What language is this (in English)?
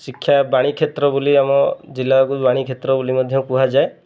Odia